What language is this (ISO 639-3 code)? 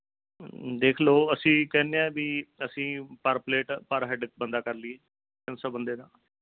pan